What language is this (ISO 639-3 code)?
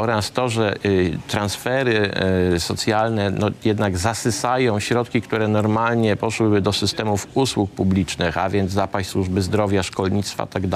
pol